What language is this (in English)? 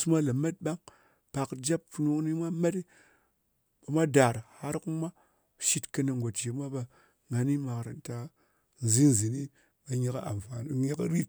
Ngas